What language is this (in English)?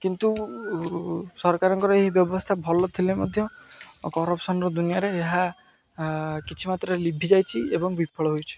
Odia